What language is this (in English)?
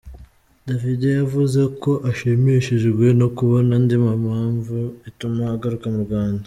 Kinyarwanda